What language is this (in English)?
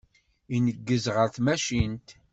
Kabyle